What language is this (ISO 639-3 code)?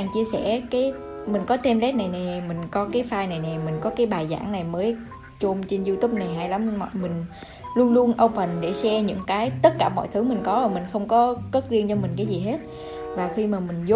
vie